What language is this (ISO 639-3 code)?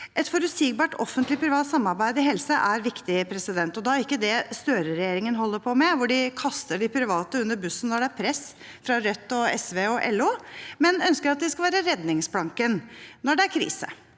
nor